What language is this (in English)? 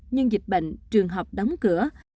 Vietnamese